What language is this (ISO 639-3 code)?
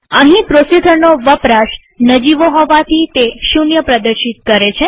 guj